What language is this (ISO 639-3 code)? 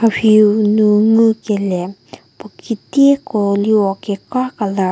njm